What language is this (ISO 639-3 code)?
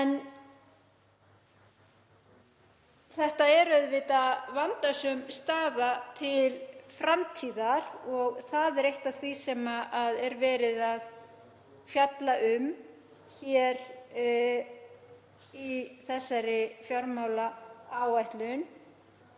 isl